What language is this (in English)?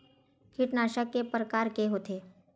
Chhattisgarhi